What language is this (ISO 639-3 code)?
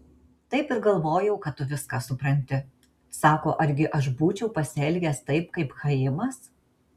lit